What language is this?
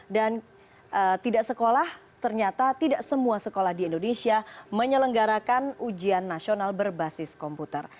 Indonesian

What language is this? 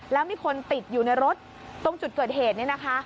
Thai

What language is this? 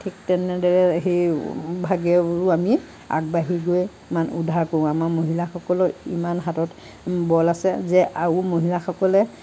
Assamese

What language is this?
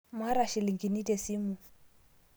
Masai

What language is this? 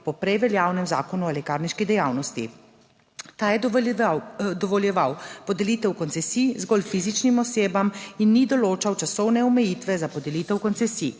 Slovenian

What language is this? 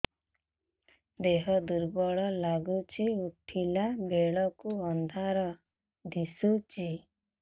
Odia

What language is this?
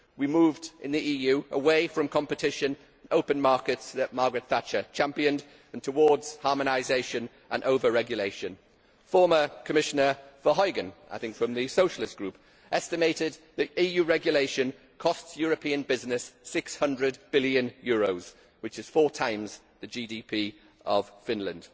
English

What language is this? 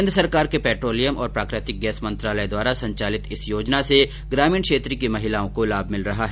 Hindi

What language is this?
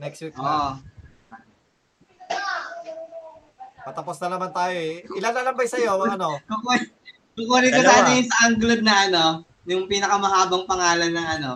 Filipino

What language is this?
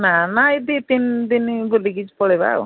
Odia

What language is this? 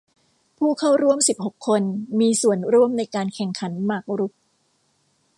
Thai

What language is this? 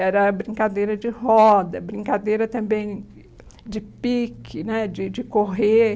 Portuguese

